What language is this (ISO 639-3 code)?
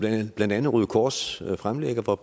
dan